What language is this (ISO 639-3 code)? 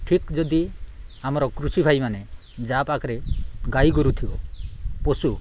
ori